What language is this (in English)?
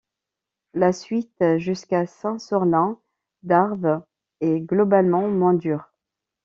French